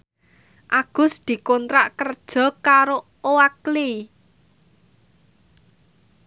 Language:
Javanese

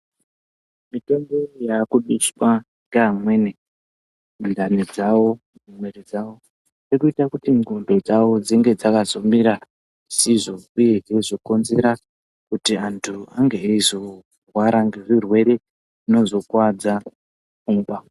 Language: Ndau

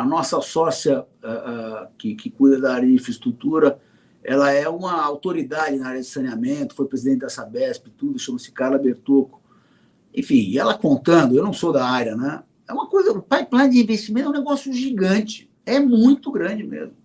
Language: Portuguese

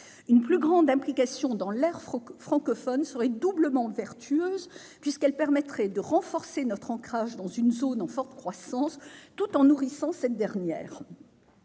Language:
French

